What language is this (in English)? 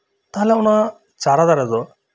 Santali